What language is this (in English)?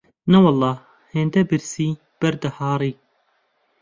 Central Kurdish